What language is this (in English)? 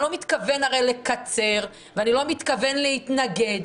Hebrew